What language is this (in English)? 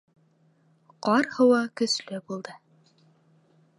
Bashkir